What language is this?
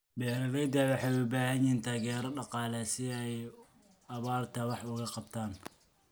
Somali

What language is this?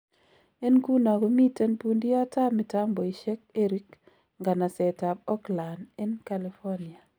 Kalenjin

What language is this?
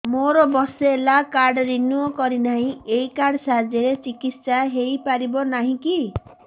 Odia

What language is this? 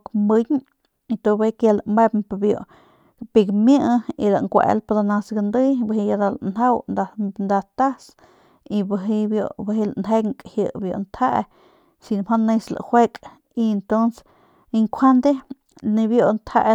Northern Pame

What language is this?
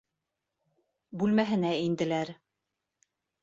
Bashkir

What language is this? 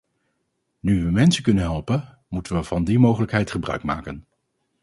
Dutch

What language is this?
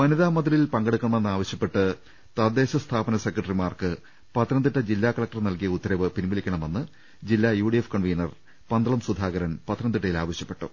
Malayalam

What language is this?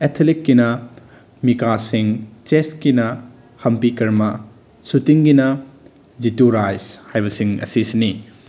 Manipuri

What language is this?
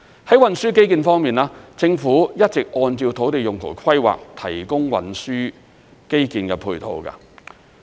Cantonese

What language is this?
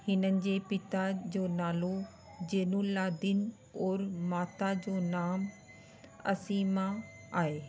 Sindhi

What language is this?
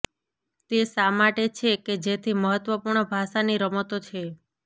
Gujarati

